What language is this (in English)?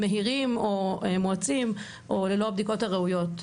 Hebrew